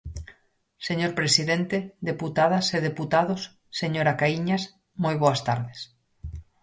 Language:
Galician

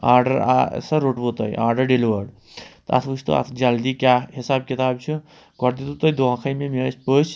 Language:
Kashmiri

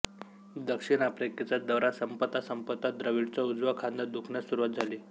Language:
Marathi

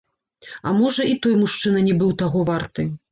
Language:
Belarusian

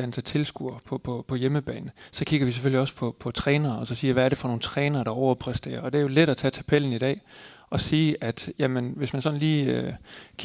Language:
Danish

